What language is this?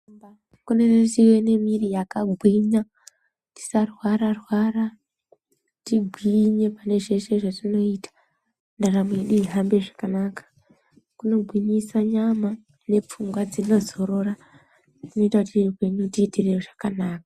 Ndau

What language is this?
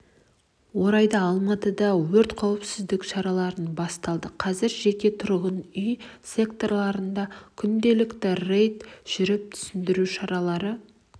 Kazakh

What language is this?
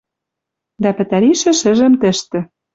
Western Mari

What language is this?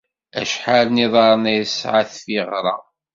Kabyle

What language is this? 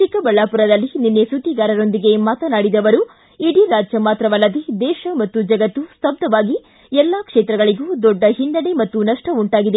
Kannada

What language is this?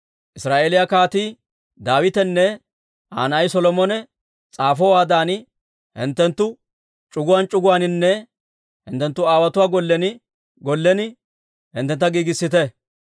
Dawro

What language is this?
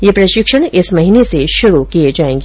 Hindi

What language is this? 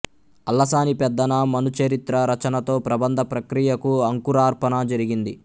Telugu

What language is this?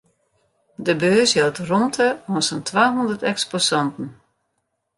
Western Frisian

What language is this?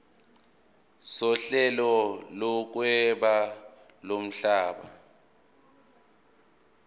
Zulu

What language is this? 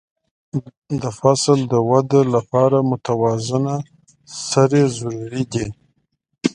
Pashto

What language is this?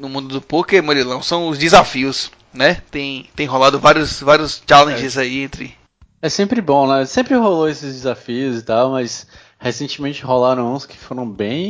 Portuguese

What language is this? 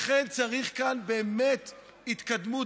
Hebrew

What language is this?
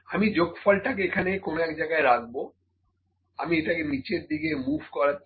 Bangla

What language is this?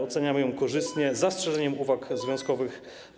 Polish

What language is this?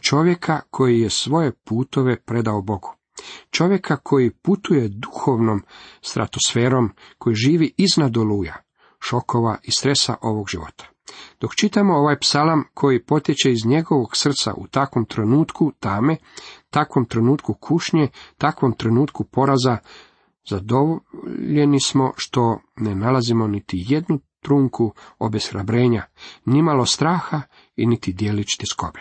Croatian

